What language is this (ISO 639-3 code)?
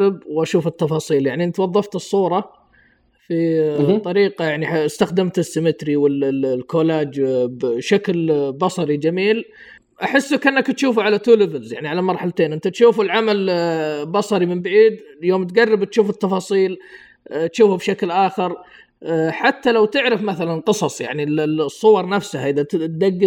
ara